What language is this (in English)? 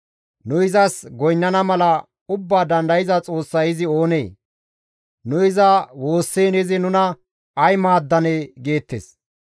Gamo